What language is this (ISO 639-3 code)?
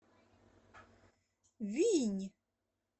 rus